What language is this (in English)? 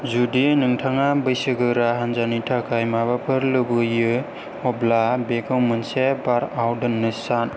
Bodo